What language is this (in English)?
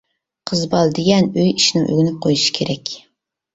Uyghur